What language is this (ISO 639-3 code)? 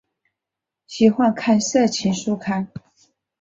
zho